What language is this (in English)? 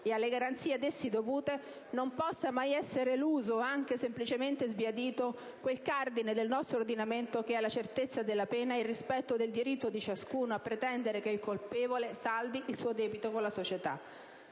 Italian